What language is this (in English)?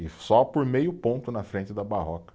Portuguese